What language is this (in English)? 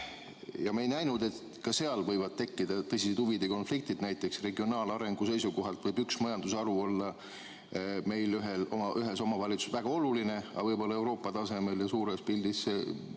Estonian